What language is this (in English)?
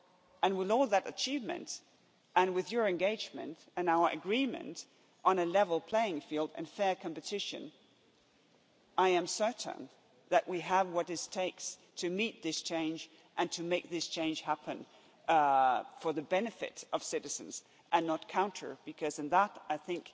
English